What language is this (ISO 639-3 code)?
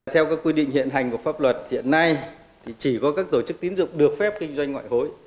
vie